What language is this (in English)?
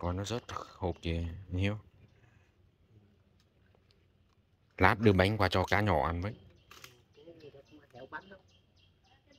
Vietnamese